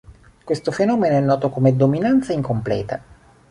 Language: Italian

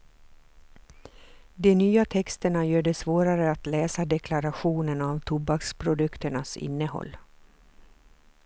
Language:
Swedish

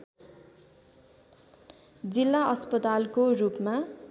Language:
Nepali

